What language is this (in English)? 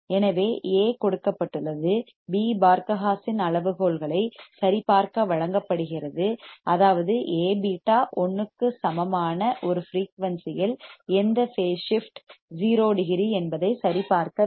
Tamil